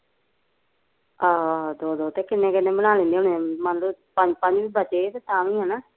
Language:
Punjabi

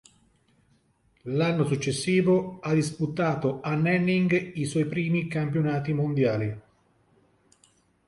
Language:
Italian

